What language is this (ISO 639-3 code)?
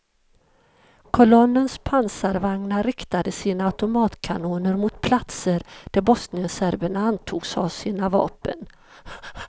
swe